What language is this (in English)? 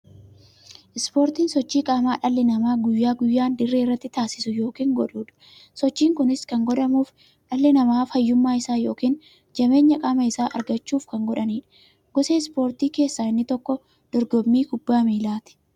Oromo